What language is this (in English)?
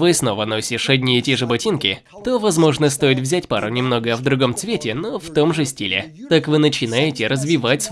Russian